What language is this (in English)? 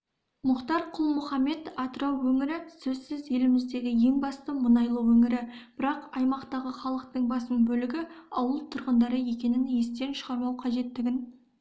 Kazakh